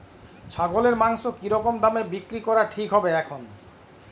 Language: Bangla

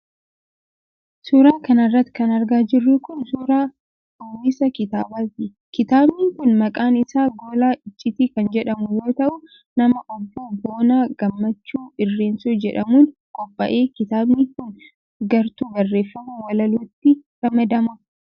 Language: Oromo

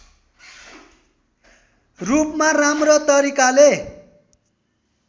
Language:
Nepali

